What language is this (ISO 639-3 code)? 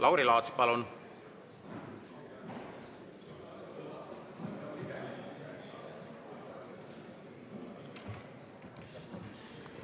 est